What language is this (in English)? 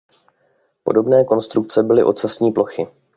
Czech